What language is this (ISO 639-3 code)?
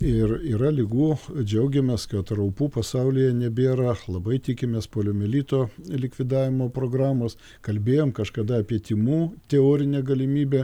lit